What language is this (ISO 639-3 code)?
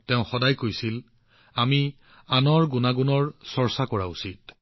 asm